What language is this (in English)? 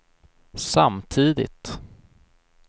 Swedish